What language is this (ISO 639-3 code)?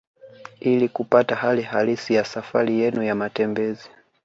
swa